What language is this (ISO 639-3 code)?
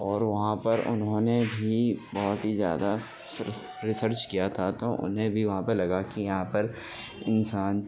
urd